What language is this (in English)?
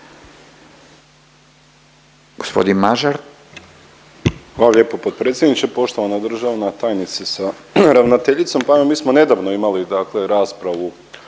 Croatian